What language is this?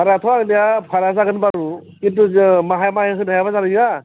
Bodo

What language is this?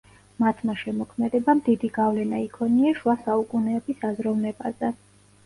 Georgian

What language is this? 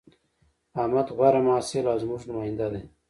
Pashto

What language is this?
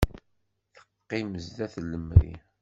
Kabyle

